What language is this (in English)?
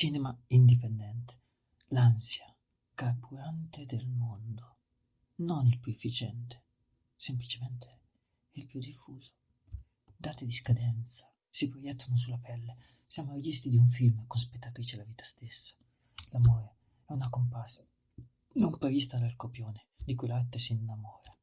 Italian